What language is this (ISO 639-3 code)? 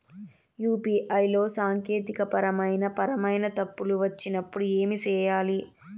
tel